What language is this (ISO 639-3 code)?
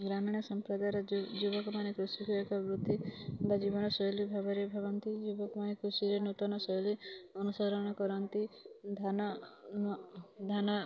ori